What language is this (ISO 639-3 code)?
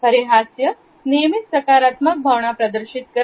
mar